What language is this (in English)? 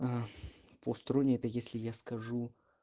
Russian